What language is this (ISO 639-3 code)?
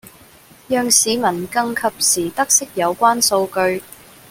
yue